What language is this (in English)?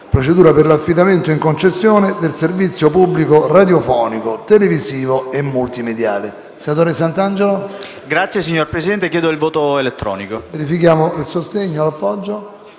Italian